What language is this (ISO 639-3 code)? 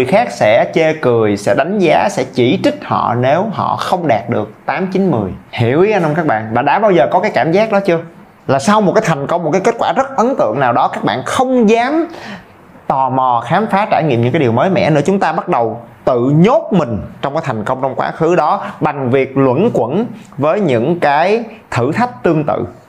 vie